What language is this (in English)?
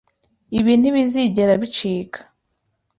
Kinyarwanda